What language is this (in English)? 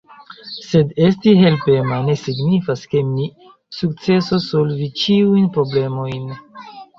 Esperanto